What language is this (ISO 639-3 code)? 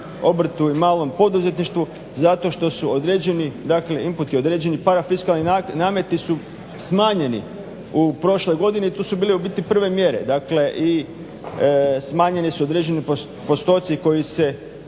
hrv